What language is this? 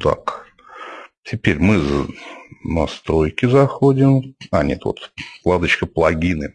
Russian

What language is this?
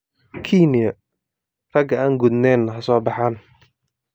Somali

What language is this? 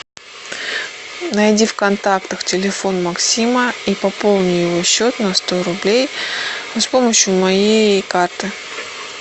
Russian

